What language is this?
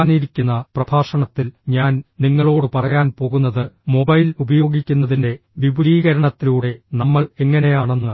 Malayalam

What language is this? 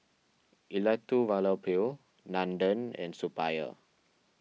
English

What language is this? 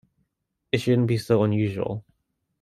English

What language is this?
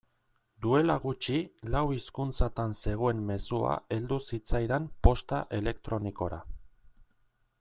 Basque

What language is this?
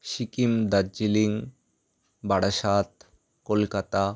Bangla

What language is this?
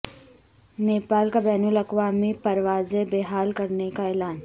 Urdu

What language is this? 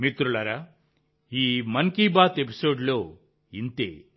Telugu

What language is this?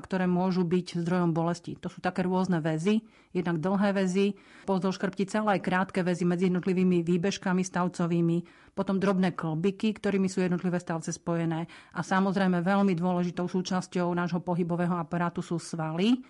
Slovak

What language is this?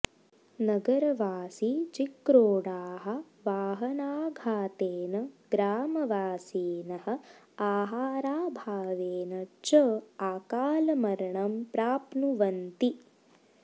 Sanskrit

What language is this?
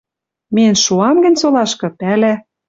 Western Mari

